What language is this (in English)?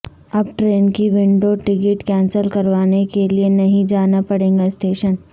Urdu